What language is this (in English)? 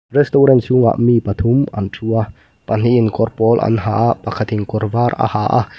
Mizo